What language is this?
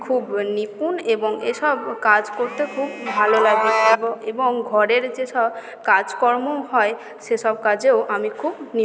Bangla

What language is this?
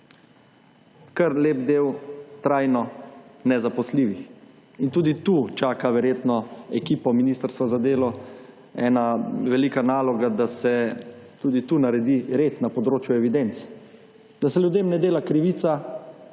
Slovenian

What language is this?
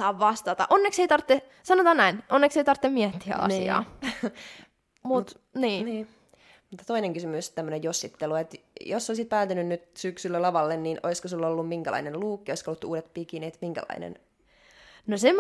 Finnish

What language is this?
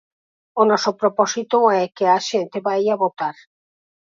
Galician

